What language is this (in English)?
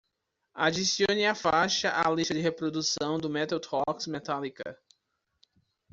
Portuguese